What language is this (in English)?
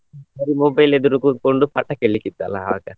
Kannada